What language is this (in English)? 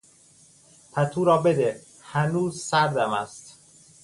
Persian